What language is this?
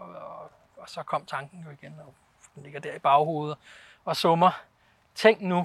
Danish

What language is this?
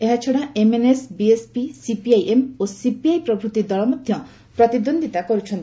Odia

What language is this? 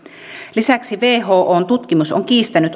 Finnish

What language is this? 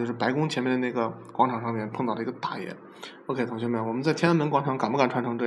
Chinese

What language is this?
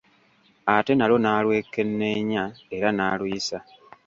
Ganda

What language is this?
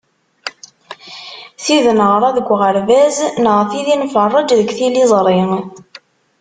Kabyle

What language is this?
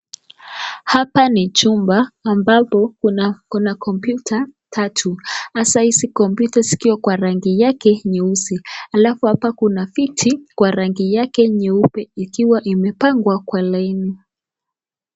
Swahili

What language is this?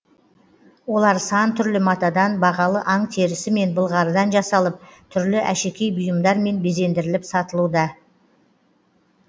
Kazakh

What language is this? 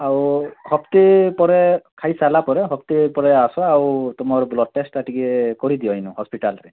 Odia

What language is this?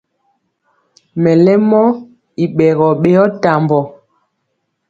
Mpiemo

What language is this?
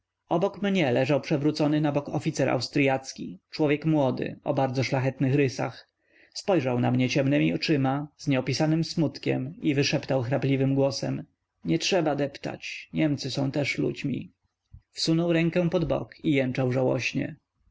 Polish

